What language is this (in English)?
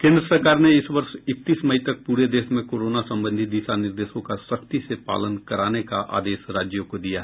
Hindi